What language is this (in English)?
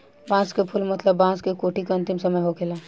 Bhojpuri